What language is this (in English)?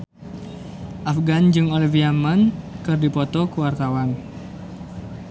Sundanese